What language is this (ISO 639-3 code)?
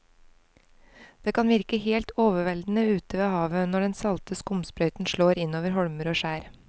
nor